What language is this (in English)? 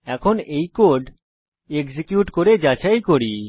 Bangla